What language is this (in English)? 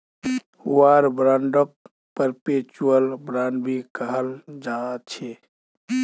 Magahi